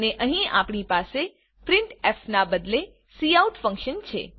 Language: Gujarati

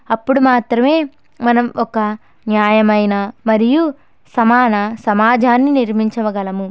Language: Telugu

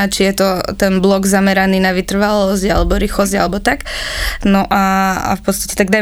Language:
Slovak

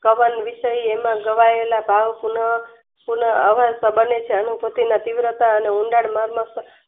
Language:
Gujarati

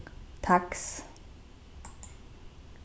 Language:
Faroese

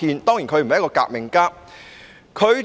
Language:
Cantonese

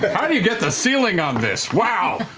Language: English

